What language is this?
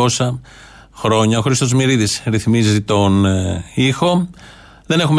Greek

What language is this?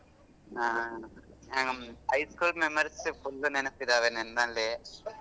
Kannada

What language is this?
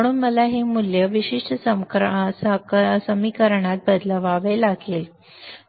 Marathi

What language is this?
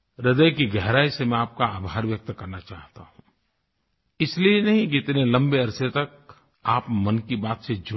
Hindi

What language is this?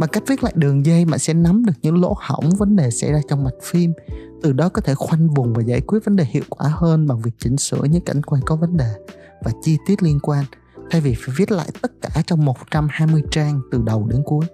Vietnamese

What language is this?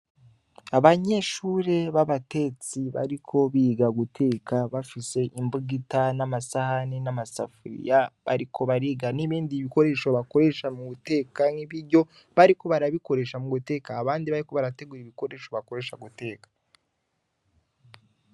Rundi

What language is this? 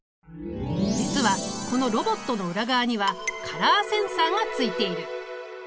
Japanese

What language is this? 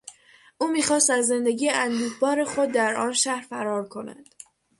Persian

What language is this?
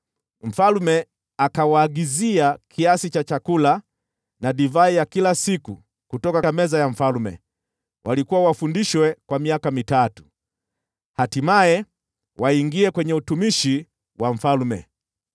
Swahili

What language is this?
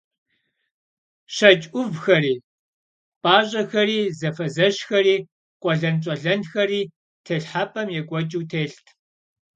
Kabardian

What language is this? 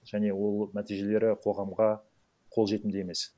Kazakh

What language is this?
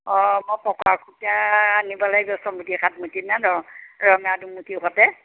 Assamese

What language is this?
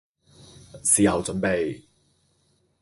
Chinese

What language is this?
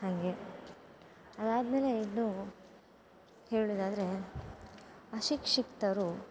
Kannada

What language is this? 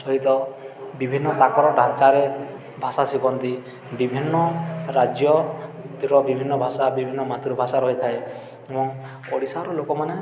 Odia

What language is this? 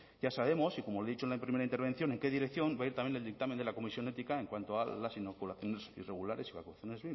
Spanish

